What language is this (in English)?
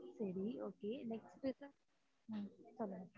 Tamil